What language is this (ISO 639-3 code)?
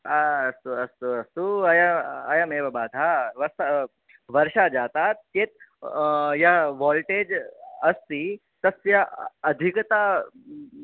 san